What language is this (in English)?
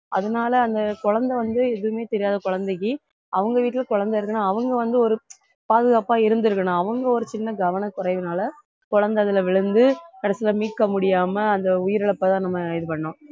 Tamil